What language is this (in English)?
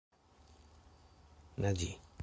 Esperanto